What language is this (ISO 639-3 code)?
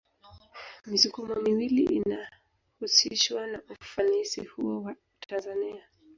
swa